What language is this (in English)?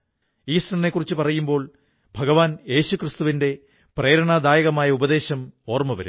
Malayalam